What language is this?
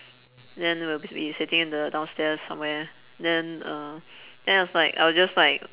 English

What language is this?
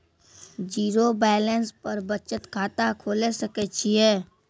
Maithili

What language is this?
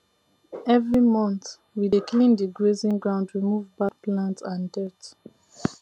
Nigerian Pidgin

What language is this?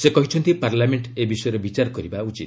Odia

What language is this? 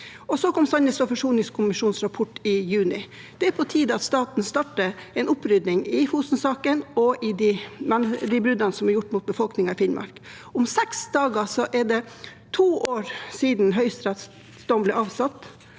Norwegian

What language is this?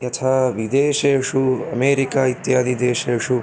Sanskrit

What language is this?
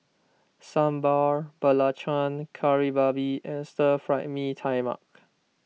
English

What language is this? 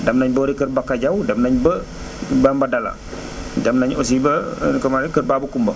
Wolof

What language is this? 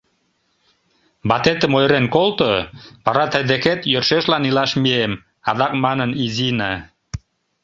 Mari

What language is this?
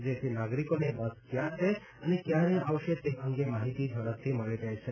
Gujarati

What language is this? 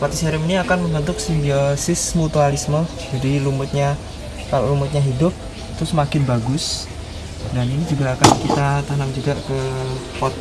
Indonesian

